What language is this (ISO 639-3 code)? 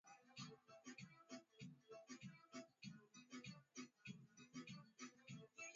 swa